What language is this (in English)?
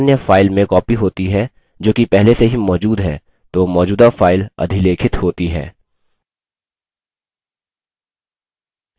Hindi